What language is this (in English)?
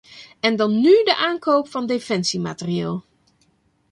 Dutch